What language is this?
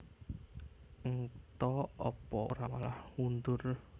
Javanese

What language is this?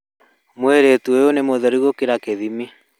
Kikuyu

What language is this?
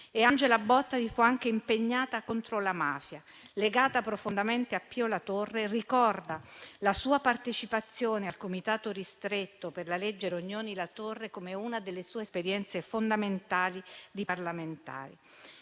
Italian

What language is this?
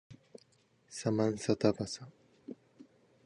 Japanese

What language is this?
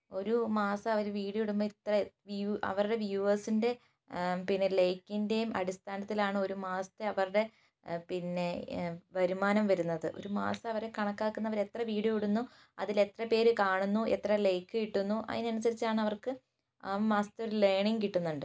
Malayalam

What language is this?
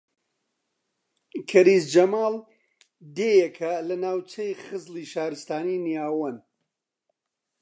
Central Kurdish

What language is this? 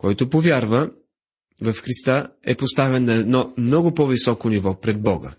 Bulgarian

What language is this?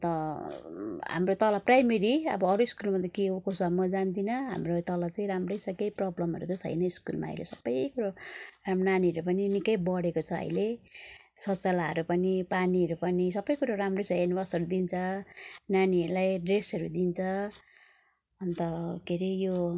Nepali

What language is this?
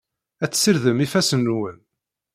Kabyle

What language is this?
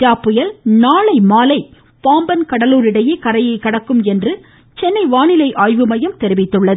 Tamil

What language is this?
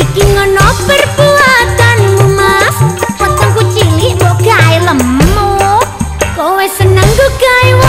Thai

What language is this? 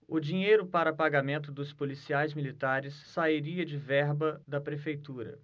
Portuguese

